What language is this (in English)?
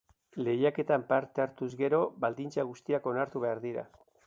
Basque